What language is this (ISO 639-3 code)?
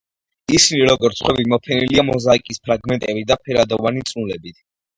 kat